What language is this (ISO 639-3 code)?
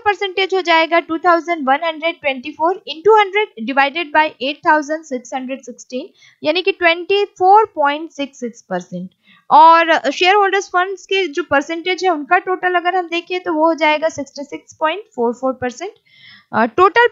hin